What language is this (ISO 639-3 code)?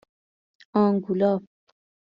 fas